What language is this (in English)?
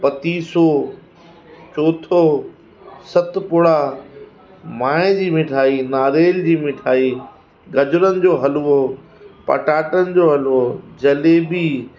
Sindhi